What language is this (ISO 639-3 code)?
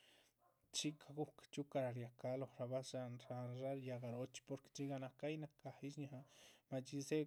zpv